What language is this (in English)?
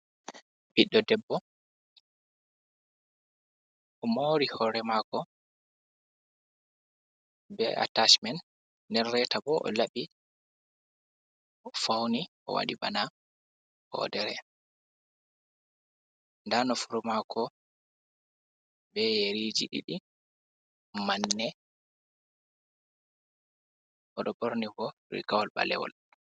Fula